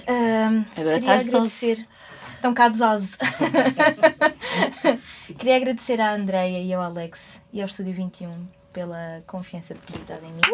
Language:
Portuguese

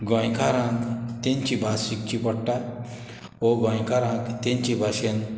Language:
Konkani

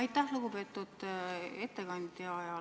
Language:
Estonian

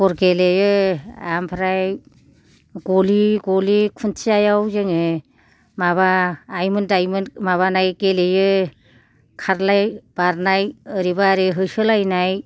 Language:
Bodo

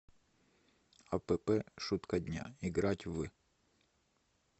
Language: Russian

